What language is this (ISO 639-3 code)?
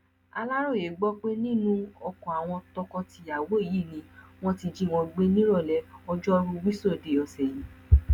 yor